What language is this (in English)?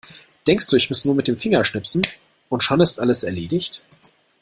German